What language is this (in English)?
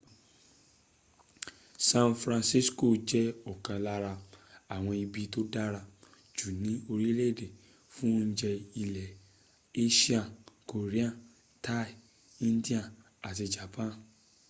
Yoruba